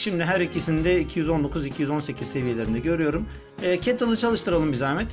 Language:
Turkish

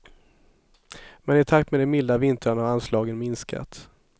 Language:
Swedish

